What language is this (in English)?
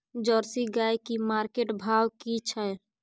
Maithili